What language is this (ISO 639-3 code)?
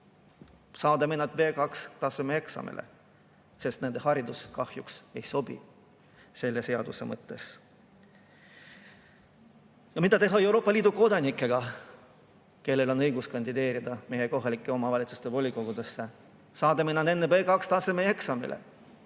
est